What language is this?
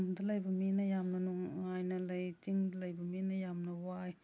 Manipuri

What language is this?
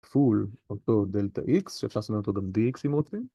Hebrew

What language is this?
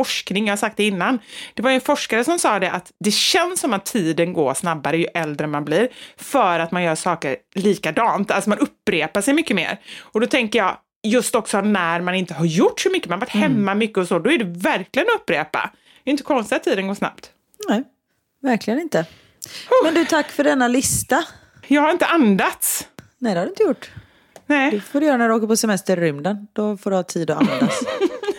Swedish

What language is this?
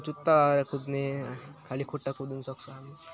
Nepali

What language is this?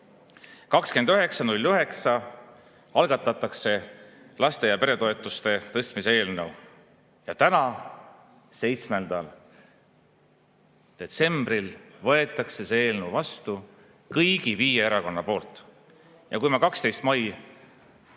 Estonian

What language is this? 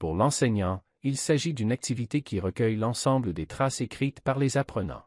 French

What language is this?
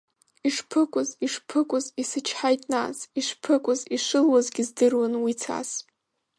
Abkhazian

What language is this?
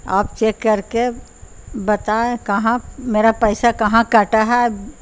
Urdu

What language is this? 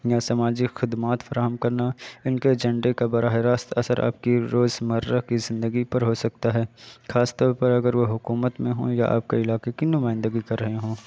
Urdu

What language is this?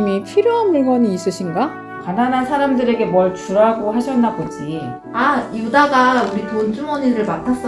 Korean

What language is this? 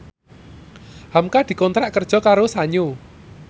Javanese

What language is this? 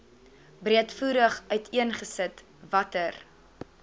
Afrikaans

